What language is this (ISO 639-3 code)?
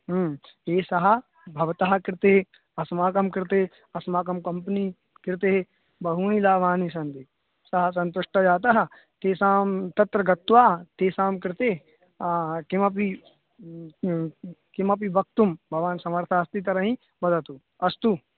san